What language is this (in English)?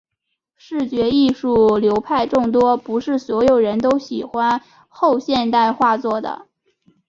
Chinese